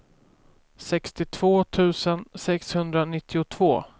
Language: Swedish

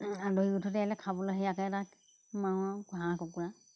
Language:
Assamese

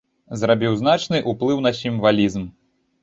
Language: Belarusian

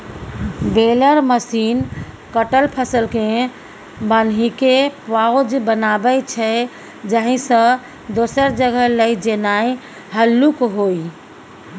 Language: Maithili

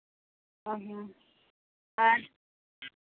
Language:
Santali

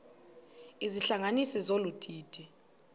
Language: Xhosa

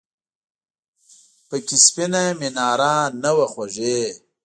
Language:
Pashto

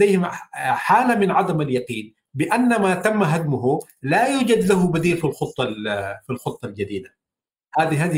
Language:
Arabic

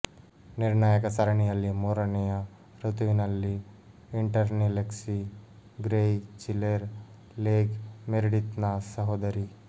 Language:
Kannada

